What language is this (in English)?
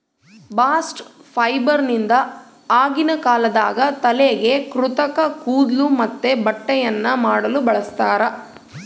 Kannada